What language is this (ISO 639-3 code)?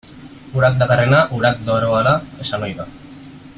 eus